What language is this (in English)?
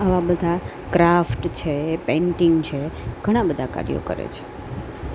Gujarati